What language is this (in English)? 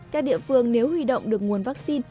Vietnamese